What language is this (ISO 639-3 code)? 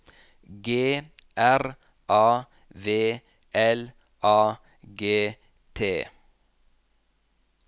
nor